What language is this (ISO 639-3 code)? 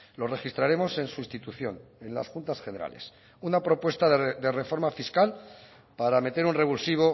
spa